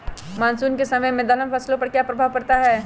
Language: Magahi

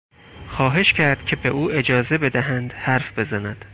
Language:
Persian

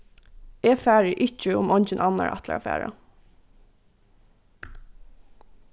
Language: Faroese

